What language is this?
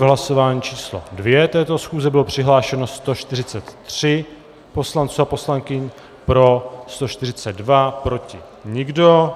Czech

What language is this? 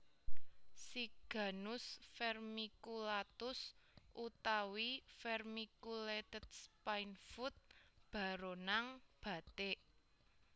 Javanese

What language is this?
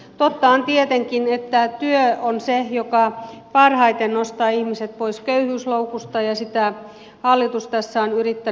Finnish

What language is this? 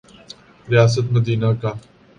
Urdu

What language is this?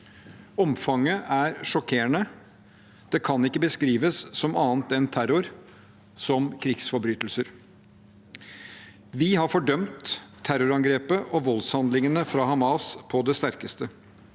Norwegian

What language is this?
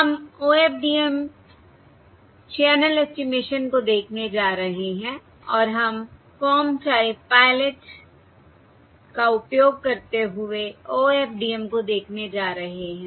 Hindi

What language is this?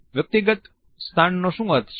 Gujarati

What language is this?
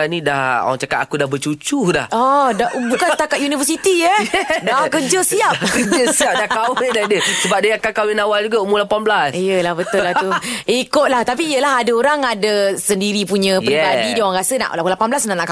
Malay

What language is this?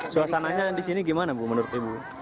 Indonesian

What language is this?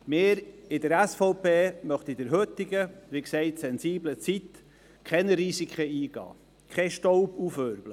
Swiss German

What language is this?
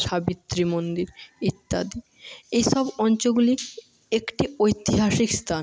Bangla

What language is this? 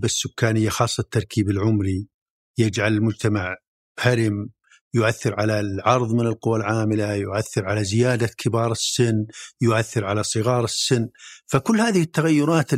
Arabic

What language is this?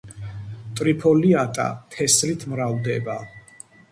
Georgian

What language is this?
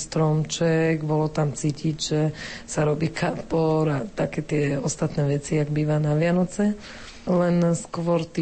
Slovak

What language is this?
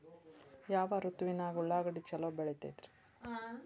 Kannada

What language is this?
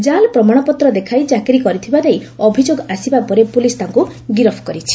Odia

